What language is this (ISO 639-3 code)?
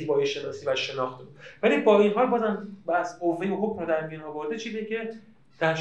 fas